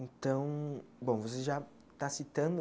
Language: Portuguese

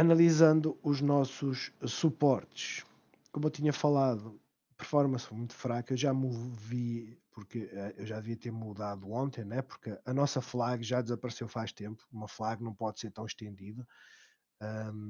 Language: Portuguese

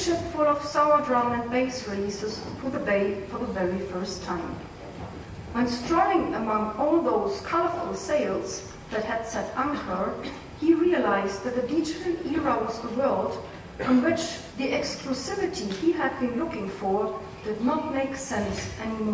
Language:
English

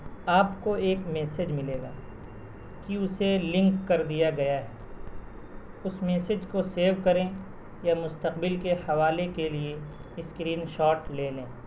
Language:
Urdu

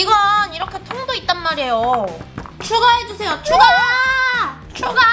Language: Korean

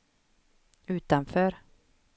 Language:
Swedish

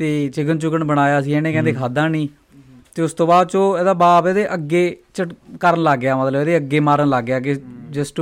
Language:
Punjabi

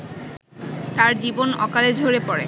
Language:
Bangla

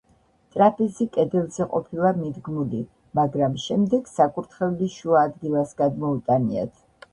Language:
Georgian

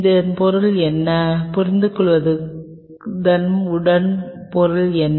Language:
Tamil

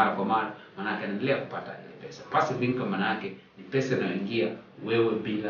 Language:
Swahili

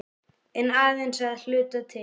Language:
Icelandic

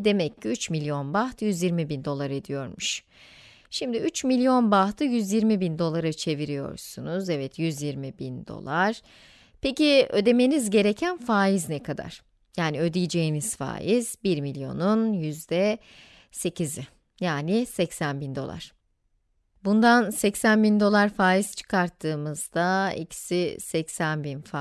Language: Turkish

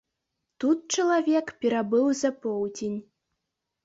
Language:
Belarusian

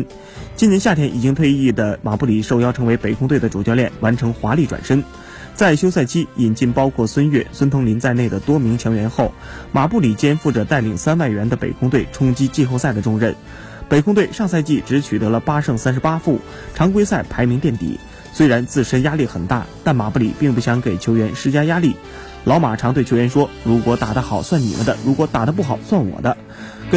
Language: Chinese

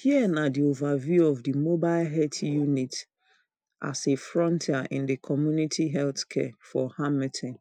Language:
Nigerian Pidgin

